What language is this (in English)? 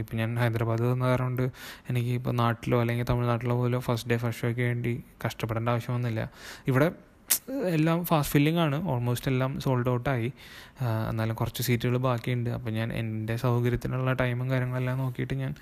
Malayalam